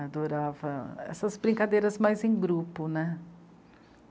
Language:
Portuguese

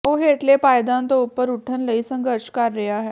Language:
Punjabi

